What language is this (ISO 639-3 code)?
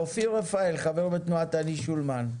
heb